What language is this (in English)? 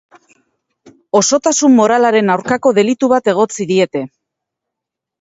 Basque